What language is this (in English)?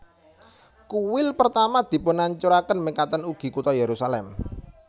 Javanese